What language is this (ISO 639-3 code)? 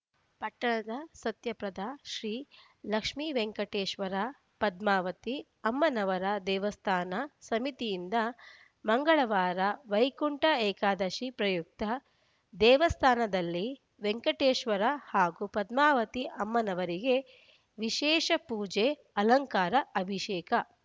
kan